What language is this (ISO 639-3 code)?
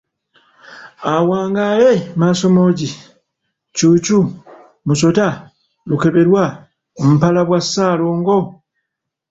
lug